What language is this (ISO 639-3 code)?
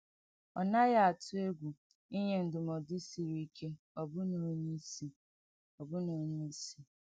ibo